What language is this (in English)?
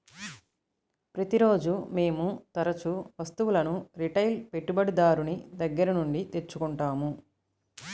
Telugu